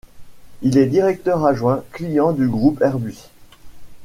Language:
French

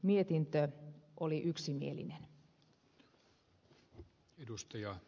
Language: Finnish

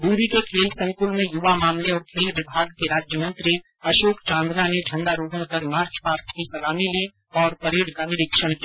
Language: Hindi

